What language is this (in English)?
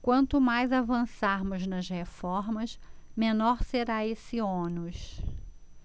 Portuguese